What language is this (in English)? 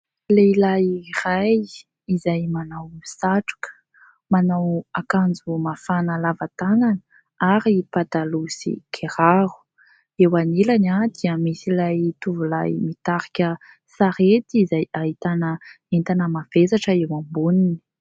Malagasy